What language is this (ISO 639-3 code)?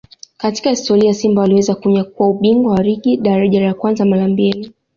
swa